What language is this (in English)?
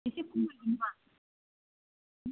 Bodo